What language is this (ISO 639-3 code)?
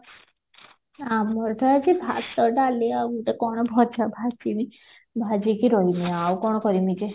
ori